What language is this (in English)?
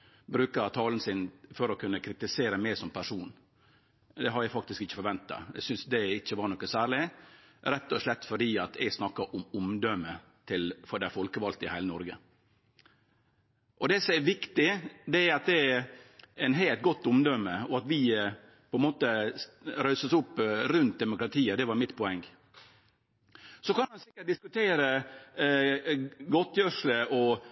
Norwegian Nynorsk